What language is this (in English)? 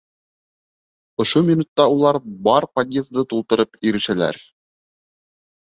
Bashkir